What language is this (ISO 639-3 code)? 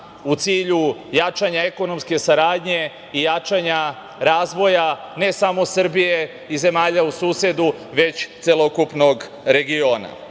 srp